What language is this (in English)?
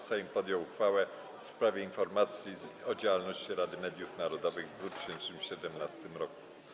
Polish